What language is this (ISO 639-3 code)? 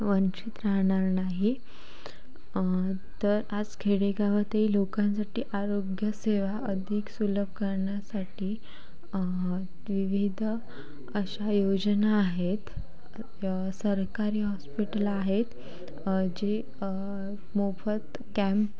mar